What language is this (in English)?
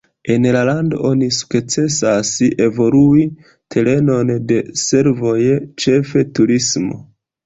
Esperanto